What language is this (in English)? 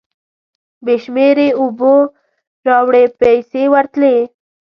Pashto